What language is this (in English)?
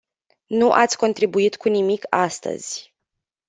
Romanian